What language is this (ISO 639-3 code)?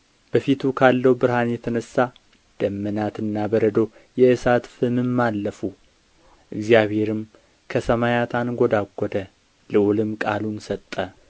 amh